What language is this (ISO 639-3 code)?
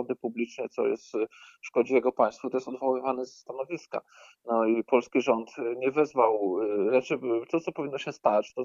pol